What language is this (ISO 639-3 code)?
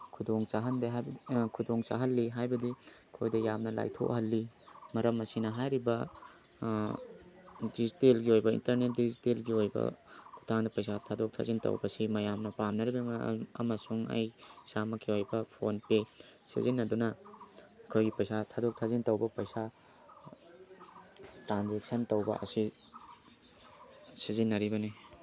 mni